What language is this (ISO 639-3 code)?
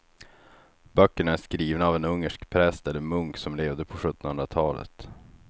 swe